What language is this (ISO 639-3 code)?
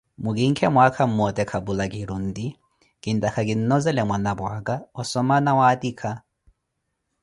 eko